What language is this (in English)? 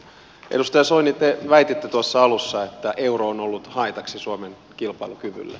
Finnish